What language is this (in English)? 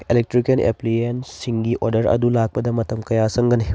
Manipuri